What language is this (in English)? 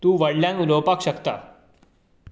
Konkani